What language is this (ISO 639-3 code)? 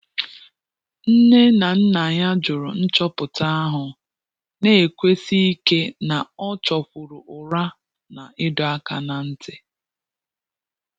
ibo